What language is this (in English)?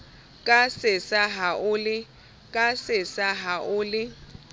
Southern Sotho